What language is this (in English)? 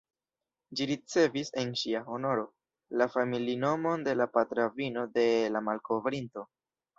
Esperanto